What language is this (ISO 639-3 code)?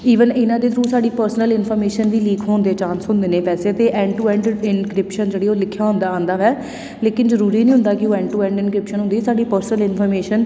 pan